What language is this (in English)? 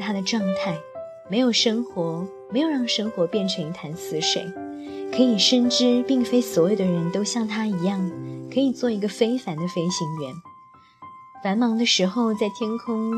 Chinese